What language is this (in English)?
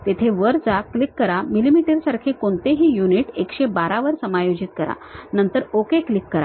Marathi